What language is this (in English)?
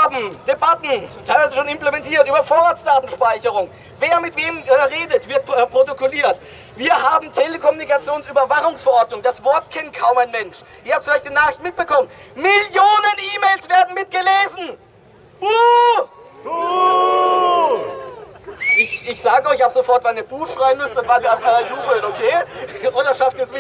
German